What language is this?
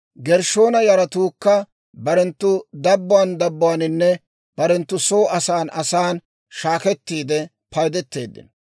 Dawro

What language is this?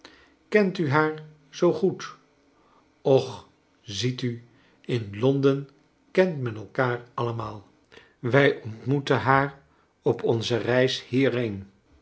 Dutch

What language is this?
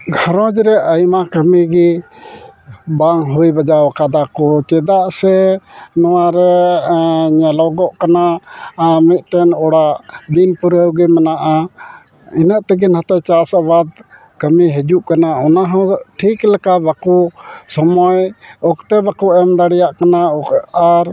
Santali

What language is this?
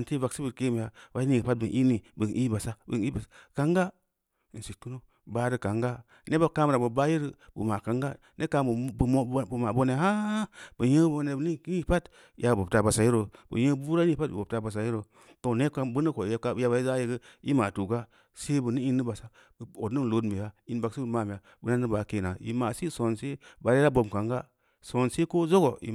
Samba Leko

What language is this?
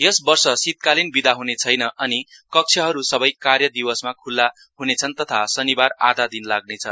Nepali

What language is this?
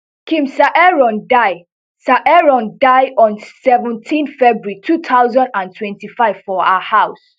Nigerian Pidgin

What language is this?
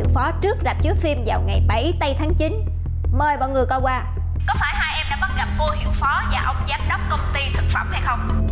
Vietnamese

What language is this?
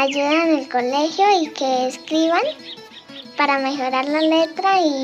Spanish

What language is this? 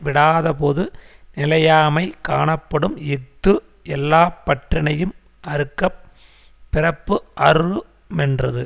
Tamil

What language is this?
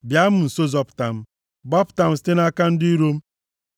Igbo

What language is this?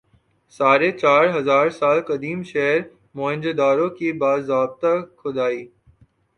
Urdu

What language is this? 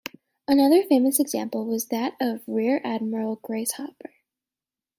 English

